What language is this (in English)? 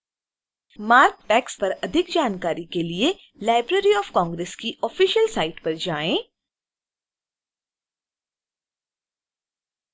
Hindi